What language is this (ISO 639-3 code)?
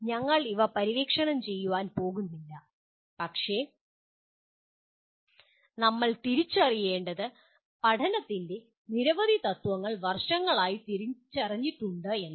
mal